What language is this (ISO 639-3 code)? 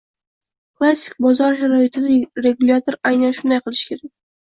uzb